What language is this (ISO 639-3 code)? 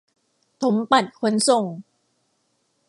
tha